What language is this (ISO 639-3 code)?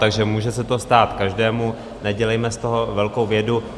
ces